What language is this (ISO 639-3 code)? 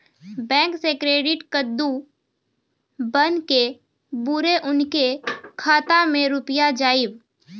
mai